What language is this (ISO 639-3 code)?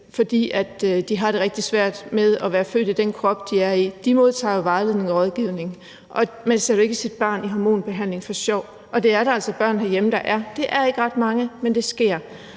dan